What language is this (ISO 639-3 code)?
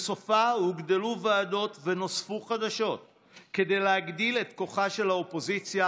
heb